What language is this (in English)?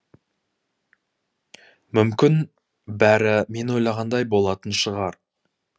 Kazakh